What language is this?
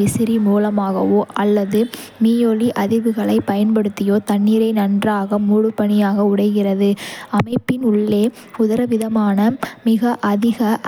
Kota (India)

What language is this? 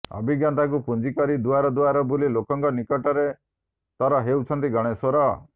Odia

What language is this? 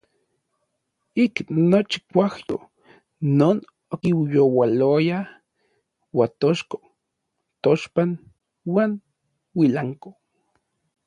Orizaba Nahuatl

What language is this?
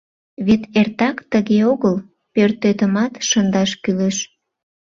Mari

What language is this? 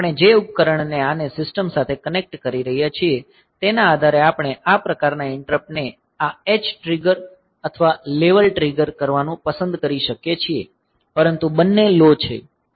Gujarati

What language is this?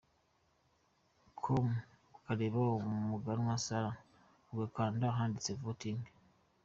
Kinyarwanda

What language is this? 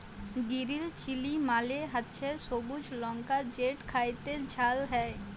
Bangla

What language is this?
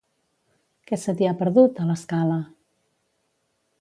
Catalan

